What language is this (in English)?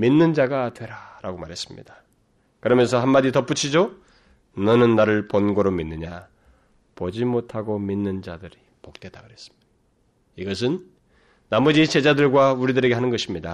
Korean